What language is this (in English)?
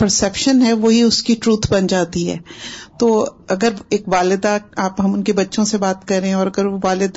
Urdu